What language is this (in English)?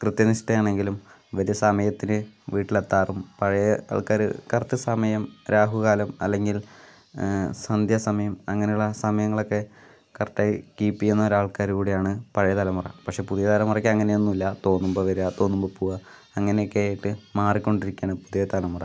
Malayalam